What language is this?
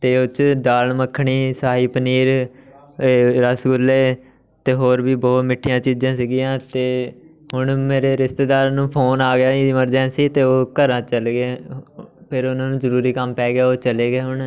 Punjabi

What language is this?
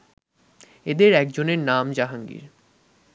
Bangla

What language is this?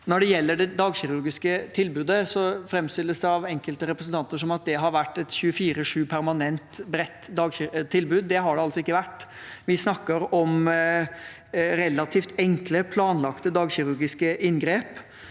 Norwegian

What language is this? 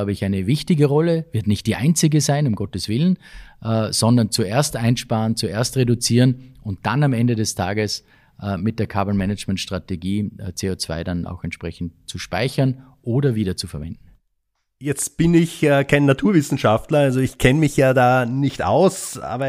German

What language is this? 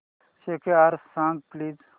Marathi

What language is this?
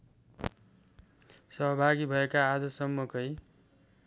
Nepali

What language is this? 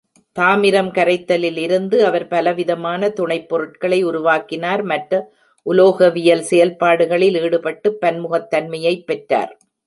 Tamil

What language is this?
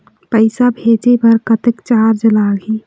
Chhattisgarhi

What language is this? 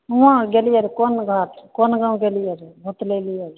Maithili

